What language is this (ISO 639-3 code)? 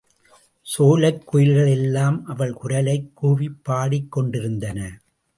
tam